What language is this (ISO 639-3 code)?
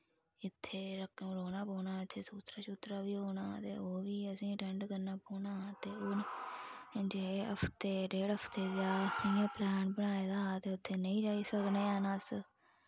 doi